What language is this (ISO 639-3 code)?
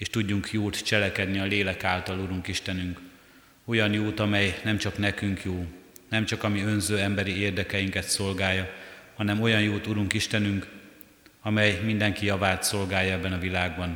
hun